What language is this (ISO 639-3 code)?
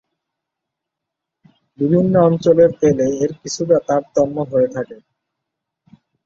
ben